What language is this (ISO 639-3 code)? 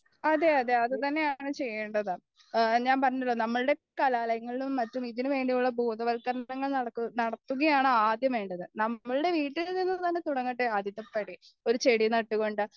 mal